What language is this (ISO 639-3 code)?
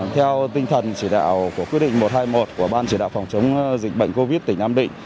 vie